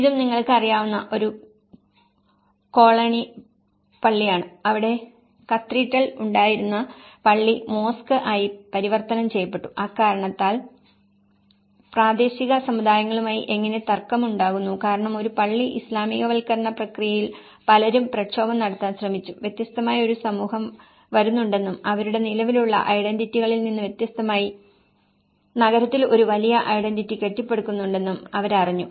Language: Malayalam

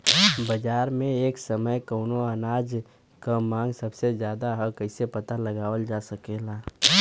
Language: Bhojpuri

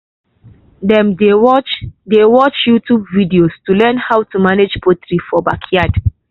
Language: Nigerian Pidgin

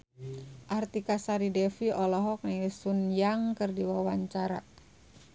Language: Sundanese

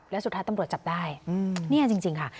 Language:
Thai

